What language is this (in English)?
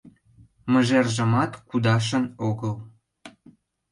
Mari